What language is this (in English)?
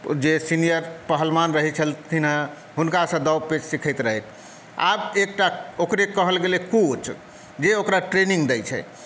Maithili